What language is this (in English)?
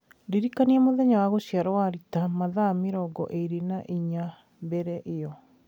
Kikuyu